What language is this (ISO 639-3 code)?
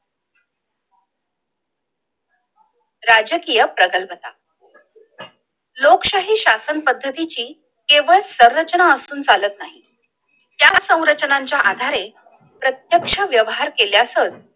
mar